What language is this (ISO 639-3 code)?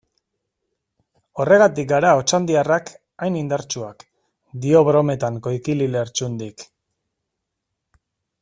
eus